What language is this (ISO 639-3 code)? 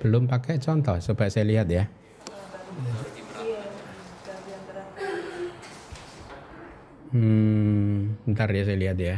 ind